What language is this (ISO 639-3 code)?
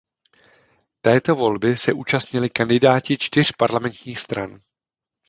ces